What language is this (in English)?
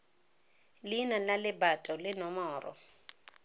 Tswana